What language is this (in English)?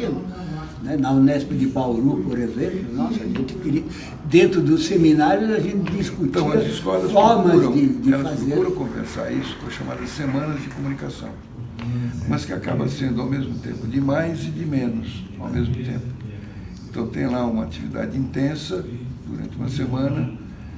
Portuguese